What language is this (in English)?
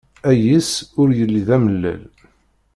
Kabyle